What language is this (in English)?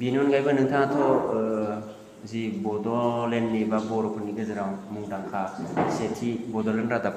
Korean